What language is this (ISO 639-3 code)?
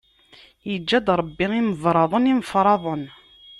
kab